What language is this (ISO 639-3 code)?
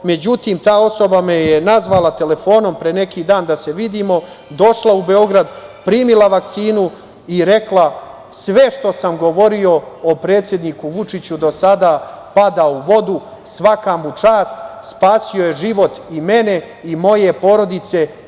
srp